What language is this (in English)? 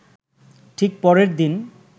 Bangla